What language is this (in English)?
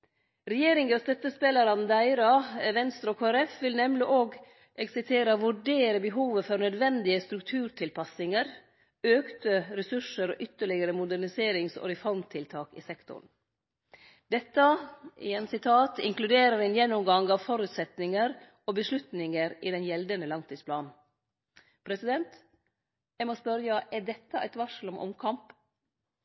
Norwegian Nynorsk